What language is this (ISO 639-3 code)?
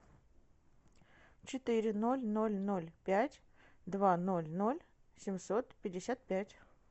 rus